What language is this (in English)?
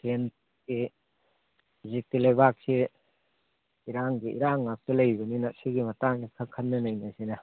Manipuri